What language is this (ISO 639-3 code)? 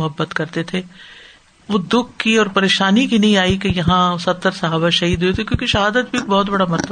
urd